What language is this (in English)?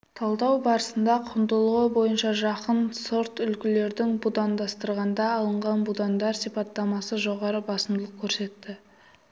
Kazakh